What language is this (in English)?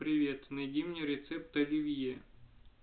Russian